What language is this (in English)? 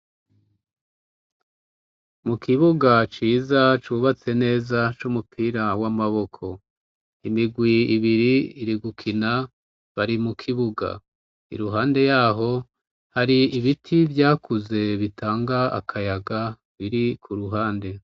Rundi